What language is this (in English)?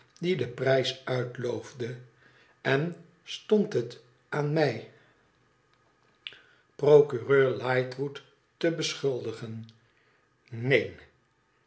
Dutch